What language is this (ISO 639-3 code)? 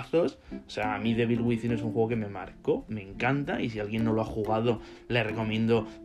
spa